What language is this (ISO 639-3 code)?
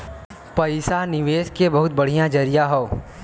bho